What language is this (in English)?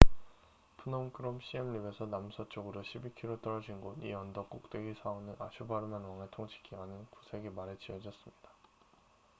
Korean